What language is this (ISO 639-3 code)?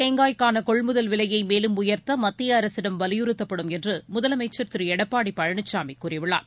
tam